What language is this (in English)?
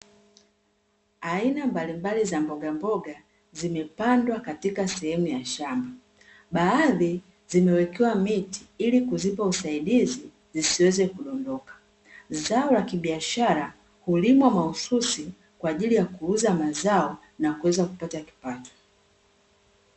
Swahili